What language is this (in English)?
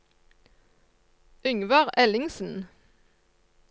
Norwegian